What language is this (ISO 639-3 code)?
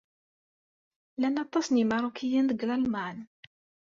kab